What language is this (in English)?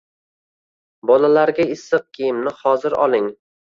Uzbek